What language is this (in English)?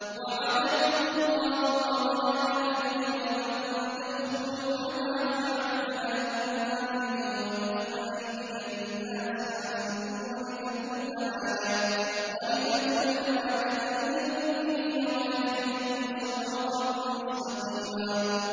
Arabic